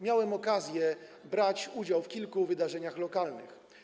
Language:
Polish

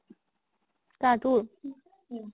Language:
Assamese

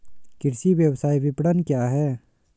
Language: Hindi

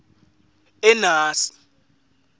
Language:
Swati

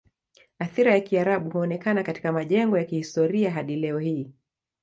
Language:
Swahili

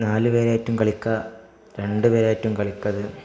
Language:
Malayalam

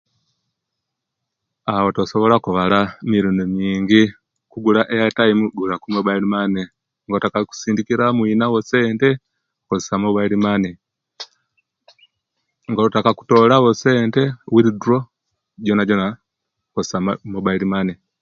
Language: Kenyi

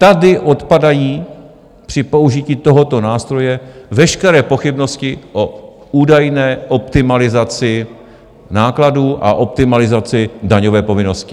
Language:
Czech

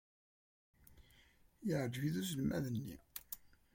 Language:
Kabyle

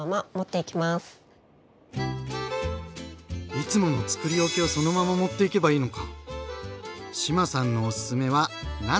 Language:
Japanese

